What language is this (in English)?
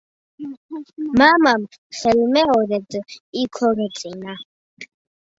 Georgian